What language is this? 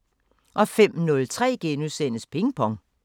Danish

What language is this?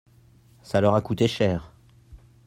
French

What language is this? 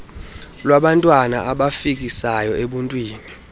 Xhosa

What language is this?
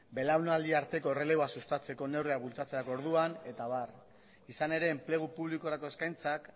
Basque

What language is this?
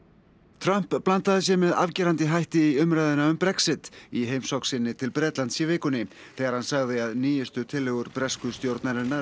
Icelandic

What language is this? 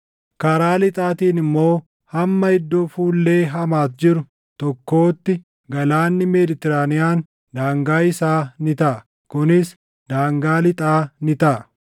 Oromo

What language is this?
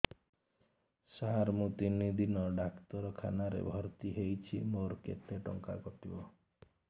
Odia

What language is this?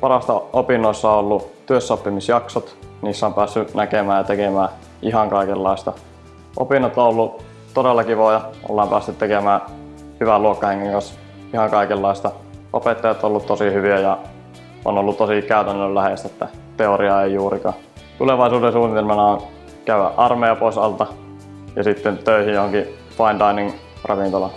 Finnish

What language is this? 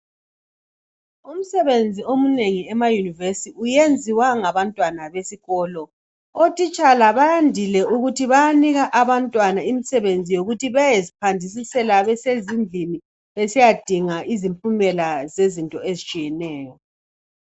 North Ndebele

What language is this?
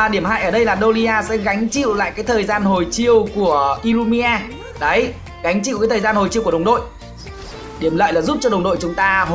Vietnamese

